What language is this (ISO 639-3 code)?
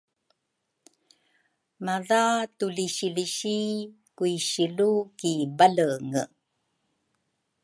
dru